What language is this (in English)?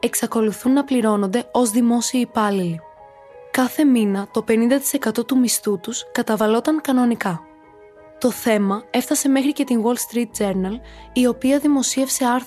Greek